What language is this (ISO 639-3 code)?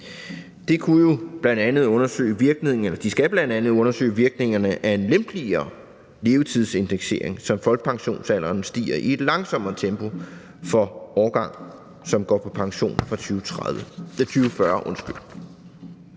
dan